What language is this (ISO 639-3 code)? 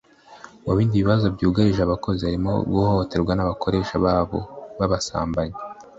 kin